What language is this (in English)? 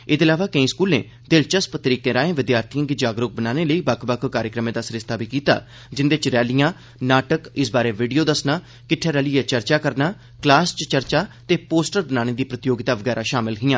Dogri